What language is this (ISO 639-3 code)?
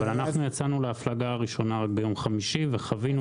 heb